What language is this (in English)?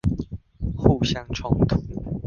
Chinese